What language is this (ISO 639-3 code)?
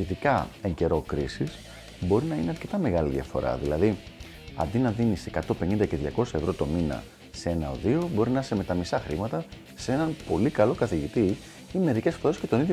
ell